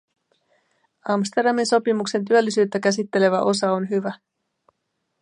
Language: Finnish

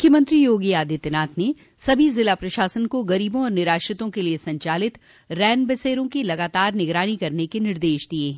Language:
Hindi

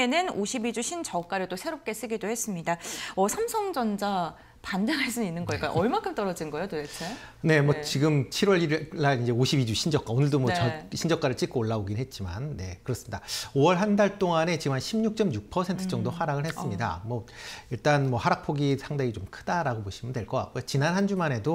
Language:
Korean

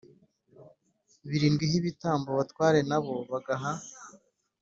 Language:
Kinyarwanda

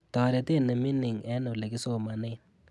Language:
Kalenjin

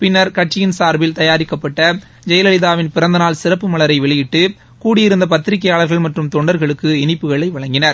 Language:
Tamil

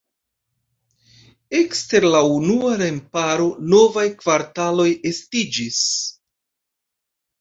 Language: Esperanto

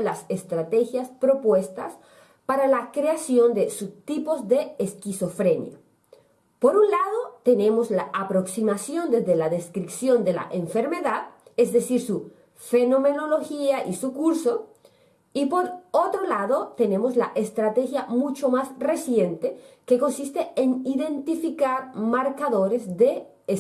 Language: Spanish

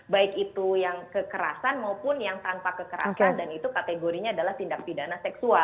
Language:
Indonesian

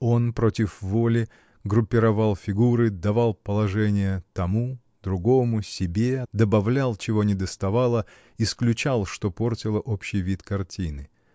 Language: Russian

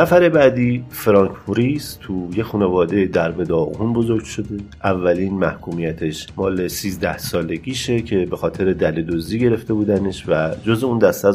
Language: Persian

